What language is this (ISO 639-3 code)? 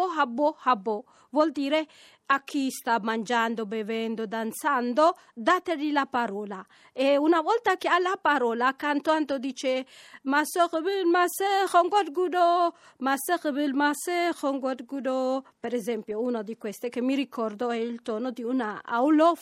ita